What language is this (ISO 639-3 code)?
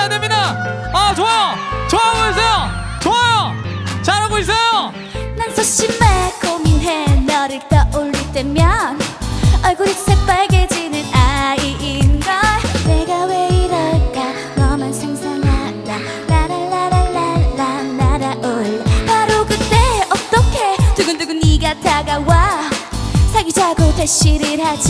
kor